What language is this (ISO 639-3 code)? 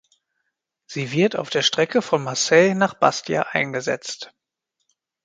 deu